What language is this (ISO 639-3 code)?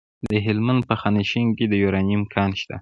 pus